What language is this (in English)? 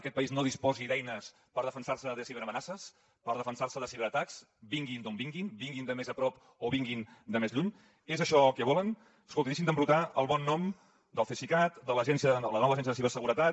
Catalan